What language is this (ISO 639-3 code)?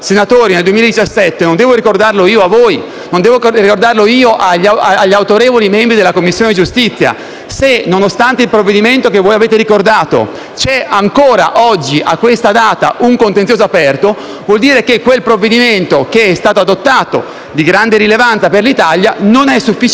ita